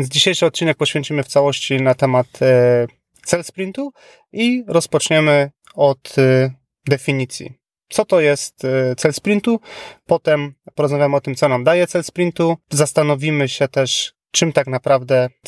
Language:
Polish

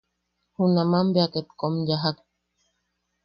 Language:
Yaqui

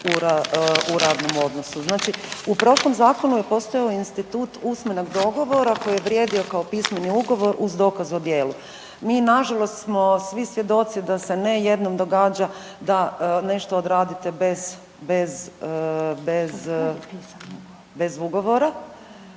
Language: Croatian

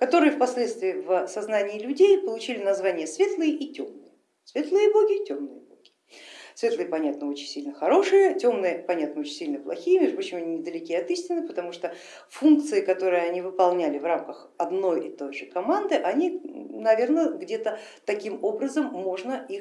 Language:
Russian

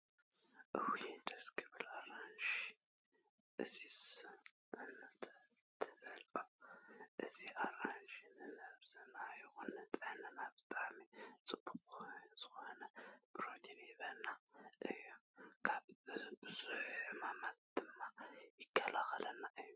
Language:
Tigrinya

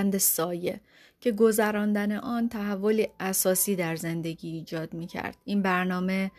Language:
Persian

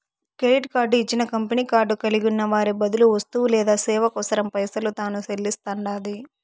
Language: Telugu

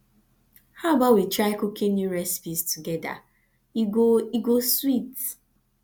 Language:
Nigerian Pidgin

